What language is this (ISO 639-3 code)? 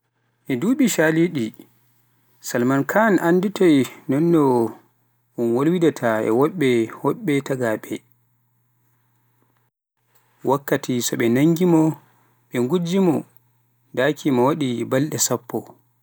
fuf